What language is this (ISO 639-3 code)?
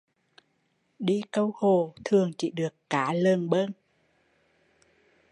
vie